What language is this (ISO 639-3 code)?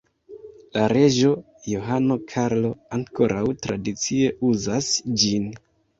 epo